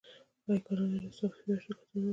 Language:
Pashto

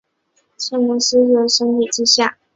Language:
Chinese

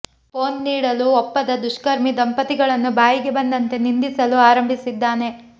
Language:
Kannada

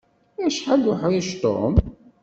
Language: Kabyle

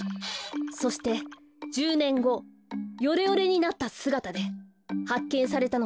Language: Japanese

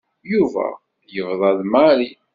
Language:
Kabyle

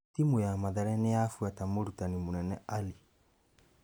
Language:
Kikuyu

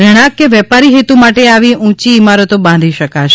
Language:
Gujarati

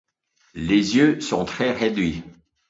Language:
French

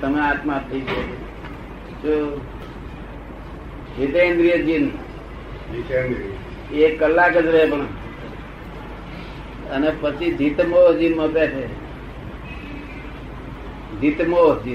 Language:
Gujarati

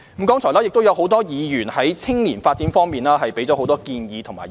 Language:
Cantonese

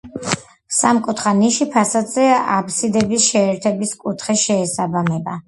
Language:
Georgian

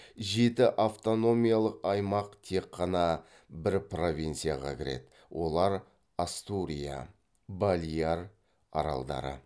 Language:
Kazakh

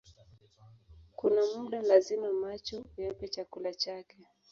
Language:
Swahili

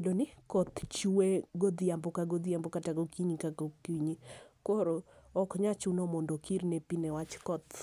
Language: Luo (Kenya and Tanzania)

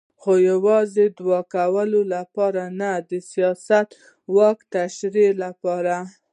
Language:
Pashto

